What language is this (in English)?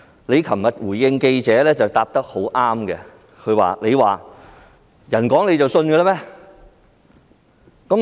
Cantonese